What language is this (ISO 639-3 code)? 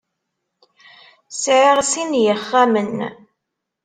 kab